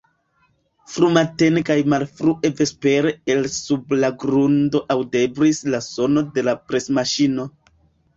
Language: Esperanto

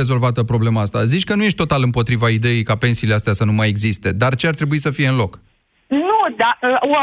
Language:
Romanian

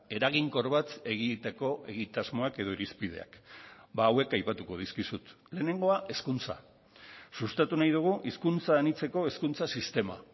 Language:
Basque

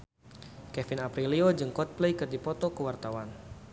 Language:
Sundanese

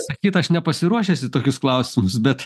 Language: Lithuanian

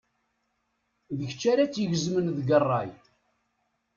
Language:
Kabyle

